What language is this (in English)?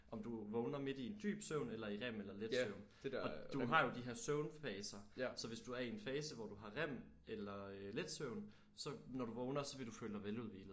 Danish